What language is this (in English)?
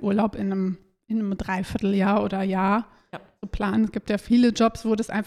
German